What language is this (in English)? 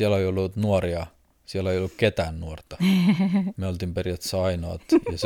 Finnish